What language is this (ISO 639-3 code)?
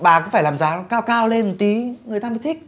vie